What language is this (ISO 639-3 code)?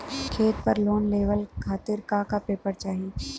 bho